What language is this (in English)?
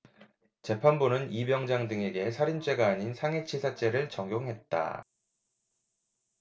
Korean